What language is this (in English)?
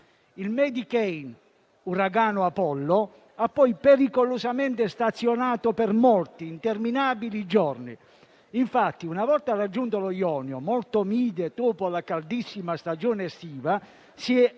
Italian